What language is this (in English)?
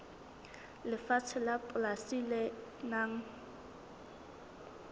Southern Sotho